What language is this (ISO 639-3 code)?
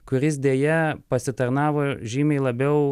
lit